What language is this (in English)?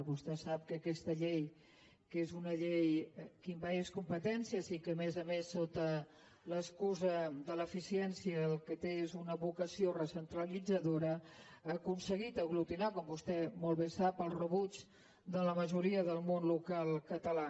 Catalan